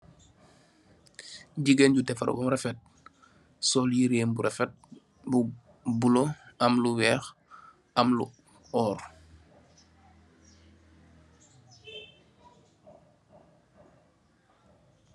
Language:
Wolof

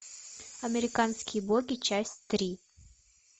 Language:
Russian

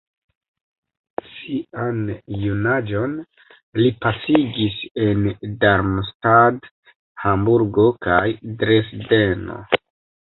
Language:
Esperanto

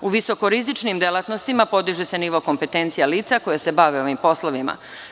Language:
Serbian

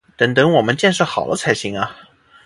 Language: Chinese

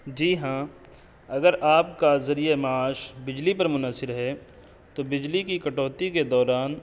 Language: Urdu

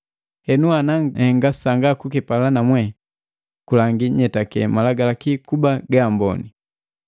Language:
Matengo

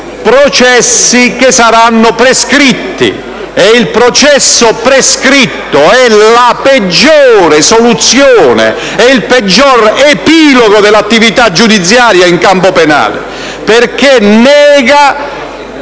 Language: Italian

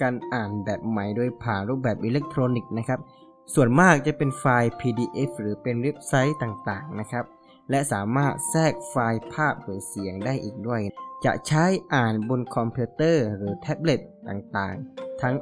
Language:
Thai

